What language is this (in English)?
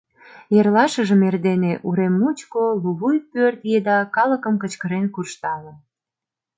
Mari